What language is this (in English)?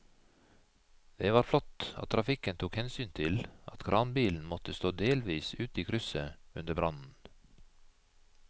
Norwegian